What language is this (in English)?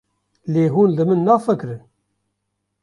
Kurdish